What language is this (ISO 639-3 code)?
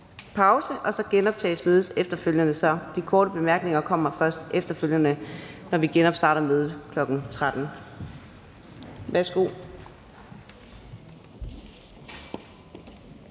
dan